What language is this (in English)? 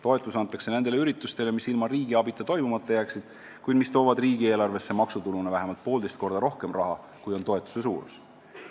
Estonian